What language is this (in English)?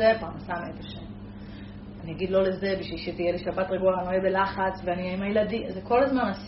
Hebrew